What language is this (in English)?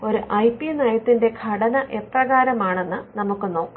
Malayalam